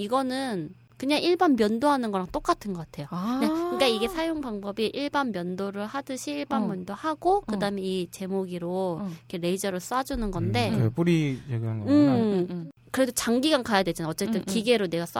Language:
Korean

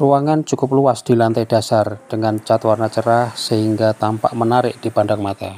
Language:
Indonesian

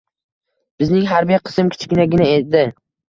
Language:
Uzbek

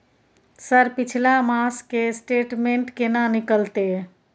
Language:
Maithili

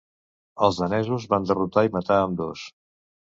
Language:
Catalan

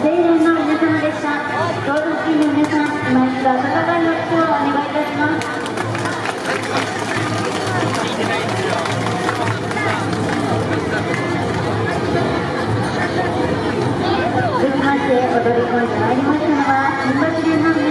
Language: Japanese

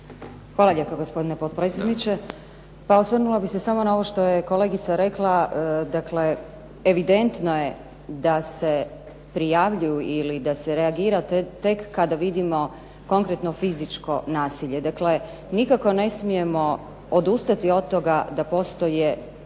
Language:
Croatian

